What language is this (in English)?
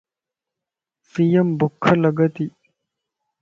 Lasi